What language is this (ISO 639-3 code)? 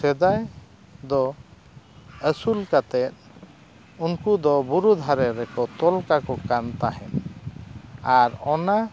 sat